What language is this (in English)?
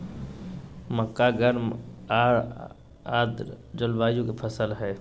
Magahi